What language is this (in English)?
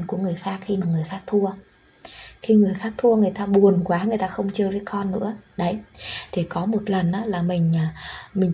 Vietnamese